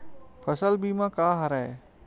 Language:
Chhattisgarhi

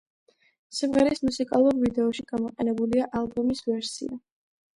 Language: Georgian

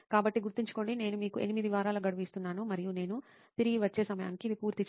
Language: Telugu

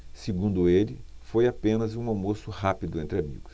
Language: Portuguese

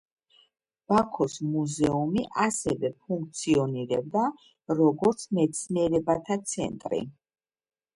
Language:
Georgian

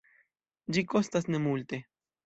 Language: Esperanto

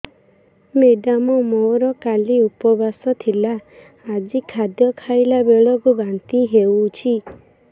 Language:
Odia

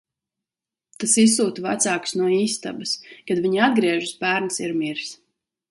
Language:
Latvian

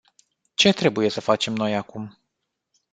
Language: Romanian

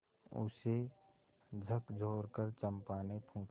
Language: Hindi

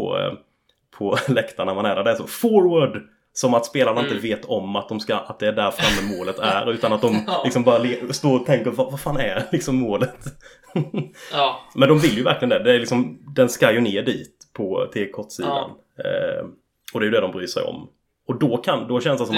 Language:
Swedish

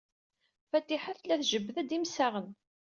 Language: Kabyle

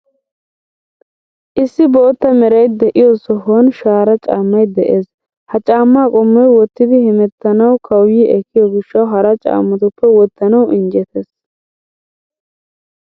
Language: Wolaytta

